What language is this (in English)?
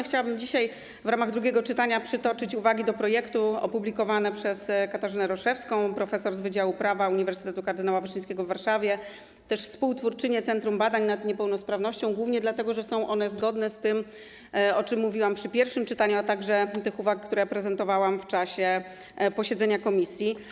Polish